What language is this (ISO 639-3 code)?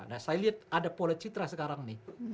ind